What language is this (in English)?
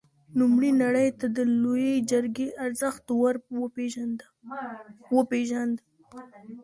Pashto